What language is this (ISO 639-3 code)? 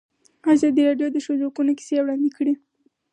pus